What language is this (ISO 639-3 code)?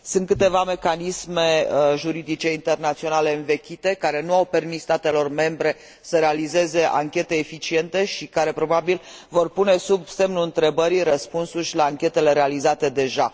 ron